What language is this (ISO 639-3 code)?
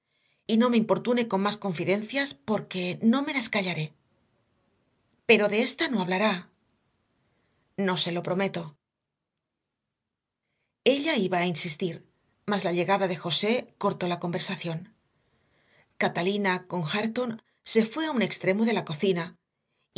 spa